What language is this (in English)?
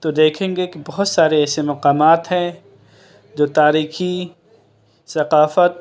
Urdu